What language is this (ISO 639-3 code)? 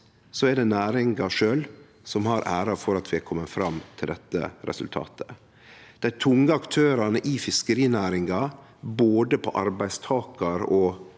nor